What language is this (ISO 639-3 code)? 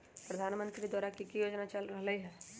mag